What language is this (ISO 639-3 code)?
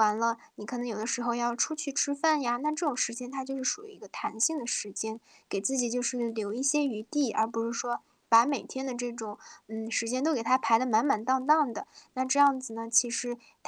zho